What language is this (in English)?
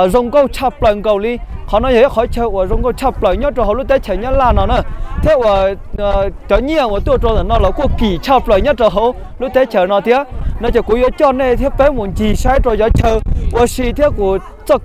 Vietnamese